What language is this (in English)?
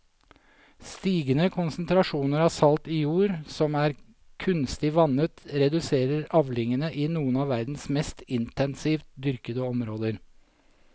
Norwegian